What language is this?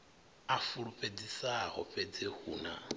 Venda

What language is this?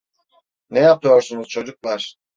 Turkish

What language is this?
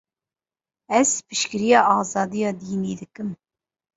Kurdish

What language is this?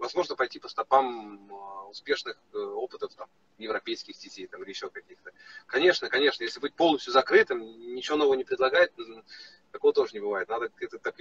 Russian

